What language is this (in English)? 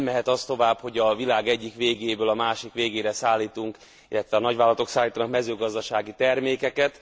Hungarian